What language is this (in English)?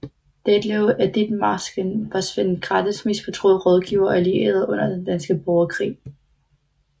Danish